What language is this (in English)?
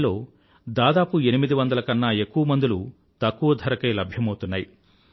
Telugu